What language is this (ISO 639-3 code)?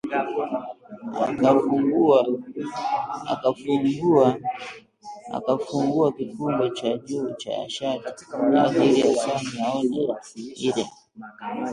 swa